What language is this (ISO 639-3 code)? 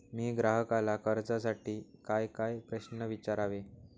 mar